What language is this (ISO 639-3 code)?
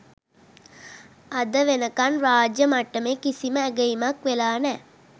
sin